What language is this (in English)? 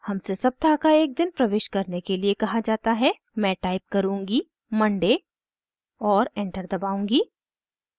Hindi